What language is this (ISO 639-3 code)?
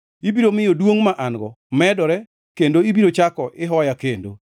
luo